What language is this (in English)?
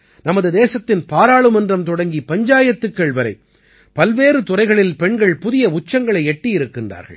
Tamil